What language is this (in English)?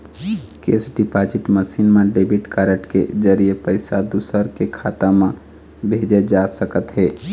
Chhattisgarhi